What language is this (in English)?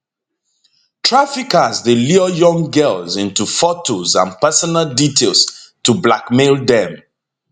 Nigerian Pidgin